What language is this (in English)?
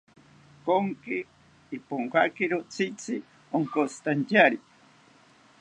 South Ucayali Ashéninka